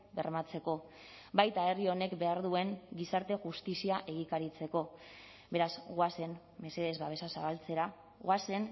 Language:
Basque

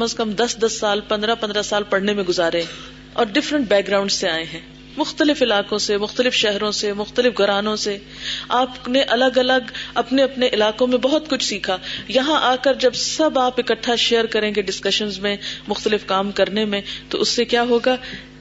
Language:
Urdu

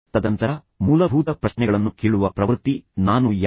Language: Kannada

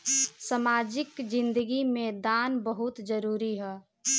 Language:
Bhojpuri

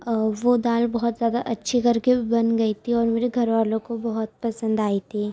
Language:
Urdu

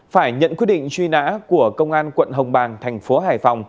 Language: Vietnamese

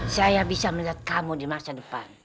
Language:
Indonesian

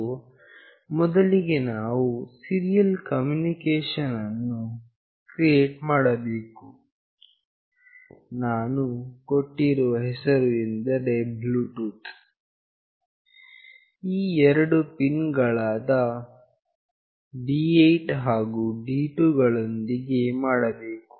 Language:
Kannada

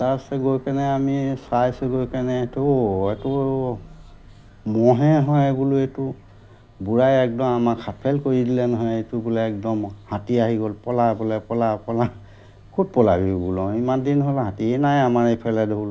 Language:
Assamese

